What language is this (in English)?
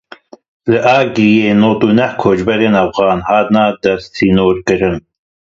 Kurdish